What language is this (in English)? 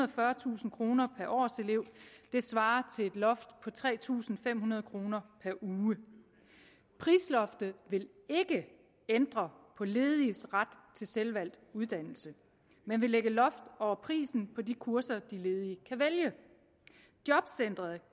Danish